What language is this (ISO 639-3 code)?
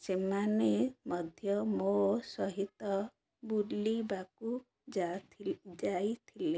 ori